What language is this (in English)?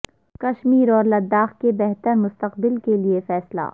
Urdu